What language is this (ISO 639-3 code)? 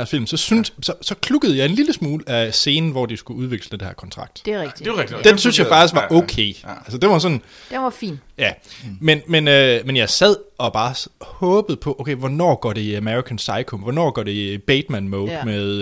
dan